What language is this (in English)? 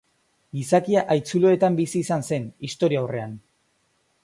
Basque